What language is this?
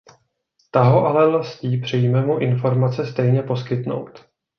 Czech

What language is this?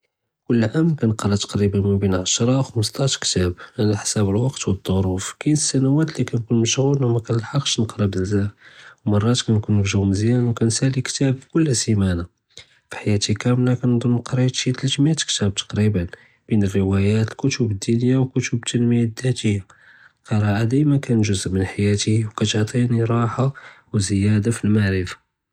Judeo-Arabic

